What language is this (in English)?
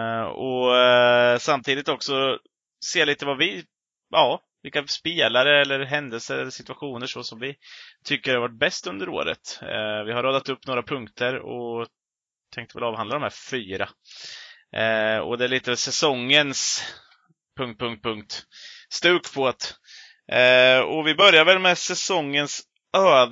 Swedish